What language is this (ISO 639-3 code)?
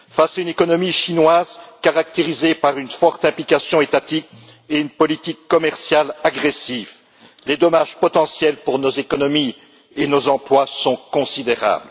fra